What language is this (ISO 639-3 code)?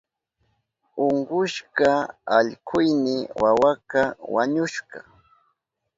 qup